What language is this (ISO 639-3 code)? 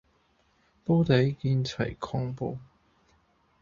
yue